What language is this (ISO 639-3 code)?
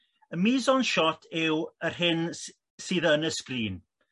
cym